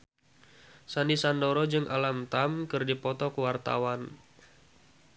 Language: Sundanese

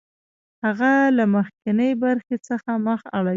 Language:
Pashto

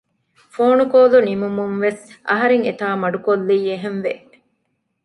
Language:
Divehi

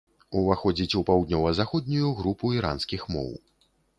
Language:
Belarusian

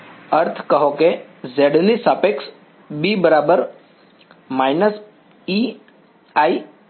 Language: Gujarati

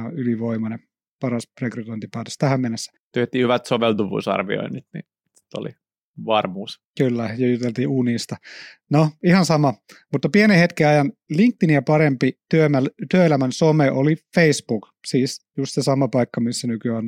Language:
Finnish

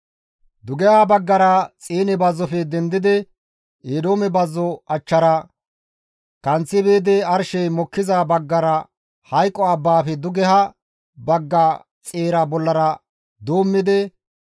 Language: Gamo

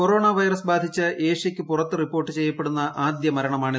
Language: Malayalam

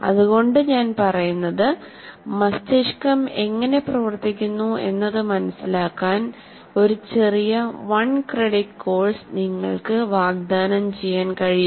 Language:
Malayalam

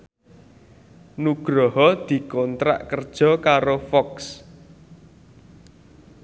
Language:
Javanese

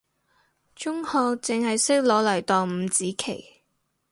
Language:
Cantonese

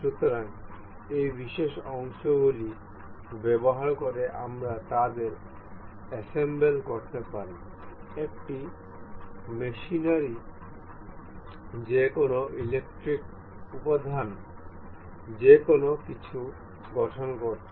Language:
Bangla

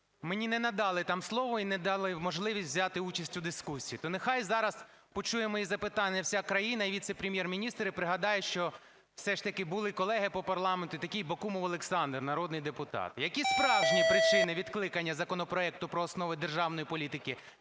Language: Ukrainian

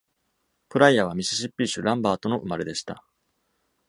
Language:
Japanese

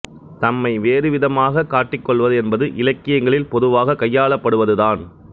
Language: Tamil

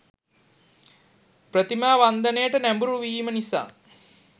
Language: Sinhala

